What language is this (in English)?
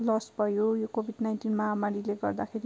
Nepali